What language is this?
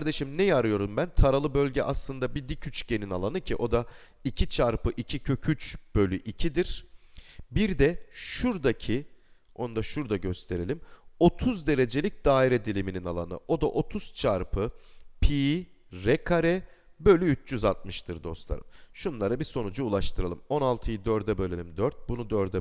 Turkish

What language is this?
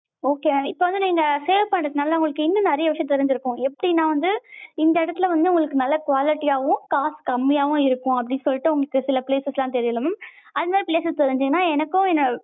Tamil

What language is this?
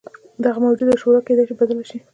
Pashto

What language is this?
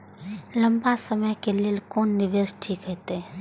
Maithili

